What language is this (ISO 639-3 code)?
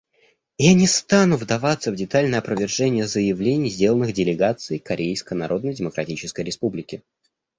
rus